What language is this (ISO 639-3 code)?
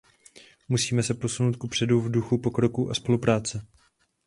ces